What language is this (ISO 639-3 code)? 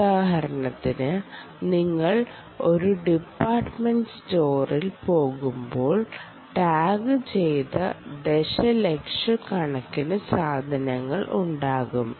mal